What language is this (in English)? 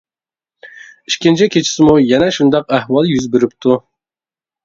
Uyghur